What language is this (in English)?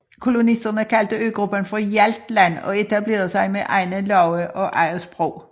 Danish